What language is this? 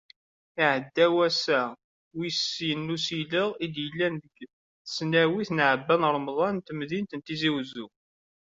Kabyle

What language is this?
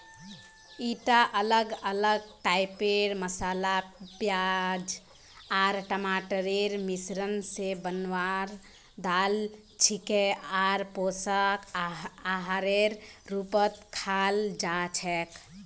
Magahi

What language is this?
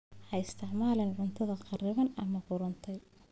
Somali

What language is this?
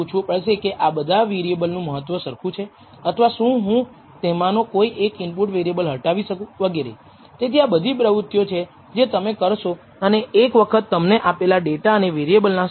Gujarati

